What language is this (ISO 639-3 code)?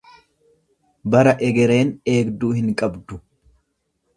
orm